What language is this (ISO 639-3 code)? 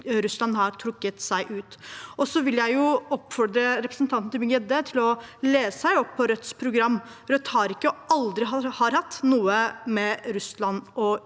nor